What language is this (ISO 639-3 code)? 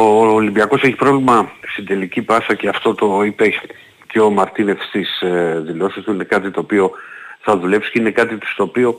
ell